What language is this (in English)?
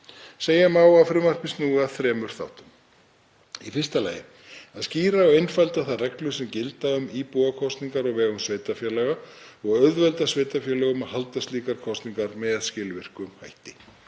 Icelandic